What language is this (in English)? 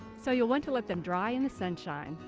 English